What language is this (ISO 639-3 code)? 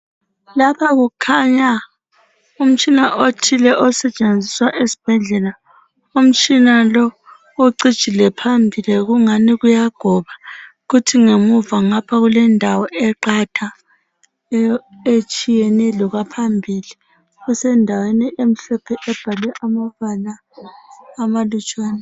nde